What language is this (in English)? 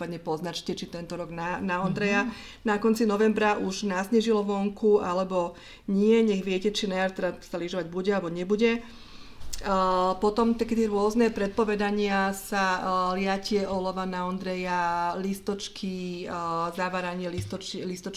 Slovak